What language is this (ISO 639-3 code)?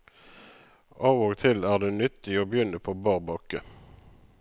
nor